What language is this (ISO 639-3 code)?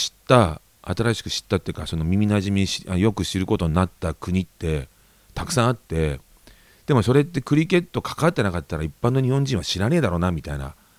jpn